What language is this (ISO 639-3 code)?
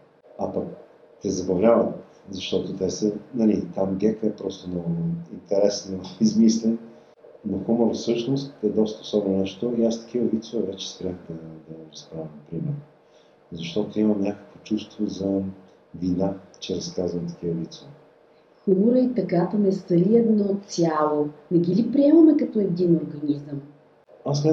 bul